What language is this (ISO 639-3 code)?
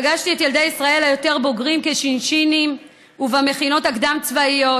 heb